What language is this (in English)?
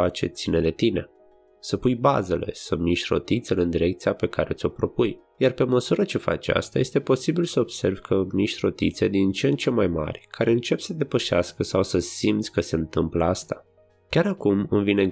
Romanian